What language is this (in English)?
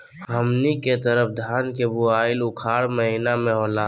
Magahi